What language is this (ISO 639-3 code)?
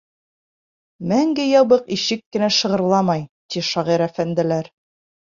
bak